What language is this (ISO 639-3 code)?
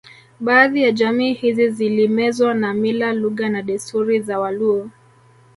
swa